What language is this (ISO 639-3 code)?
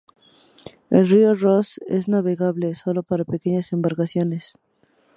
spa